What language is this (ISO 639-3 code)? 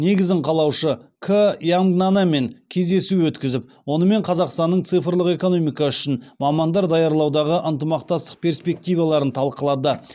kaz